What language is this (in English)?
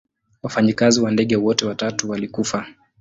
Swahili